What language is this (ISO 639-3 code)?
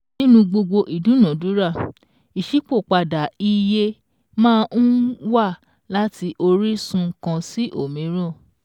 yor